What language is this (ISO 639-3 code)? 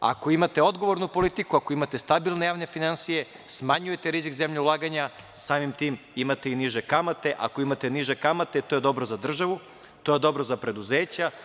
srp